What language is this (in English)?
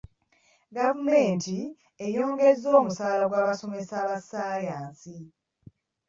Ganda